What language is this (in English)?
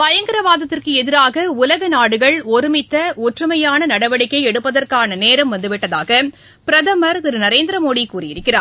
Tamil